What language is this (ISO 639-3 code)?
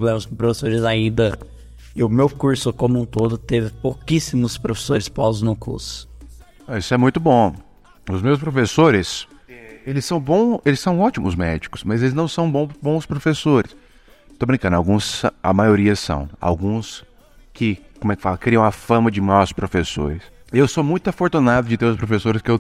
por